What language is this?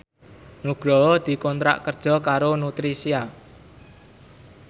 Javanese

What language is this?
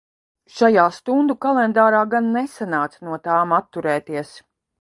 Latvian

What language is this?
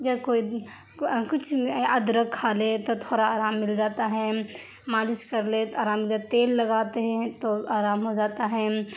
Urdu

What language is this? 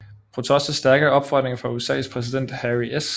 Danish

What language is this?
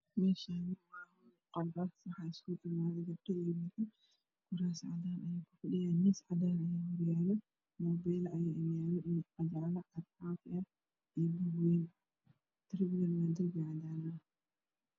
Somali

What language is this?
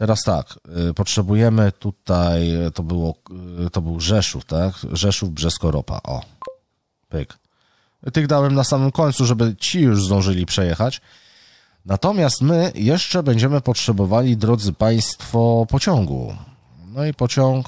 Polish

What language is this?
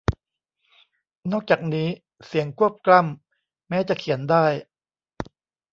Thai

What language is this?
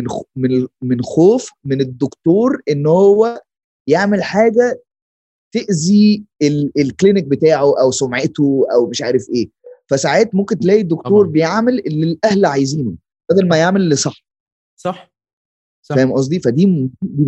Arabic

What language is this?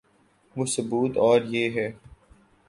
Urdu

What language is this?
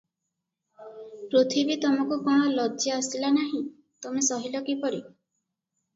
Odia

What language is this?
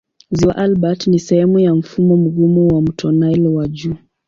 Swahili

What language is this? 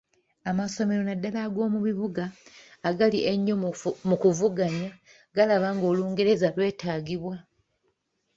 Ganda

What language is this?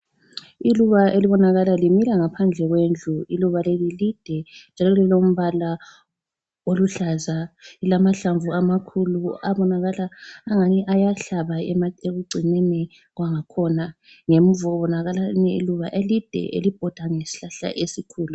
North Ndebele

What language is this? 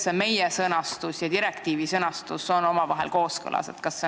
Estonian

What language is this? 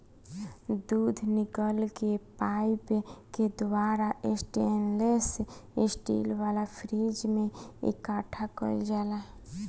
Bhojpuri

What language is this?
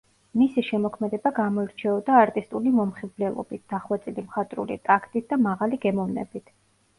Georgian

